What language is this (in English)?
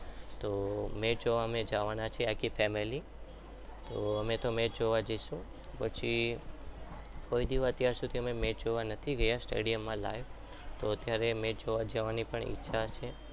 Gujarati